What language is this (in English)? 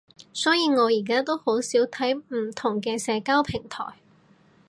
Cantonese